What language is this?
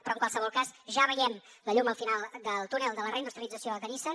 Catalan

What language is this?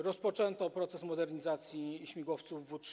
Polish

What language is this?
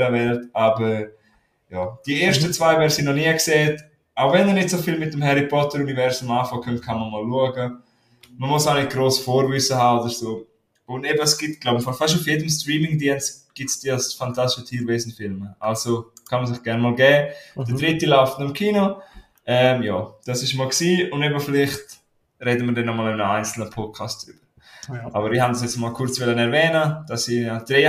German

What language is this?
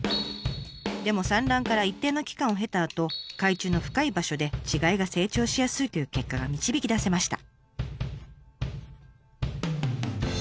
Japanese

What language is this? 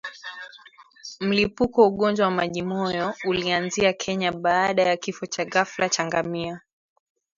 Swahili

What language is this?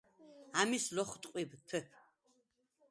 Svan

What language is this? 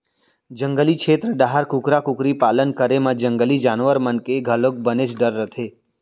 Chhattisgarhi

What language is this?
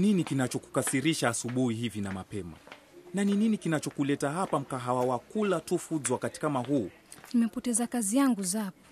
Swahili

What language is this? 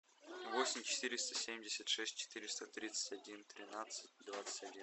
Russian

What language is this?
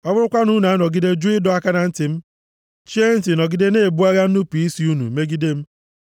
Igbo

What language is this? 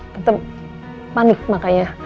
Indonesian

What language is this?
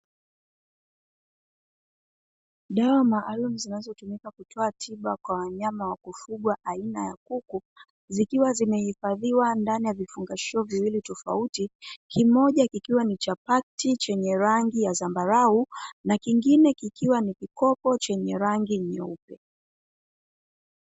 Swahili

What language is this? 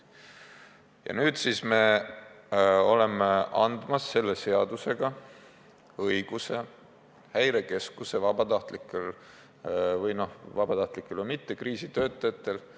Estonian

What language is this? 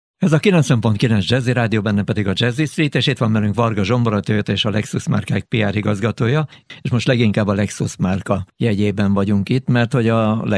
Hungarian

